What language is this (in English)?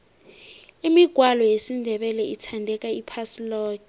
South Ndebele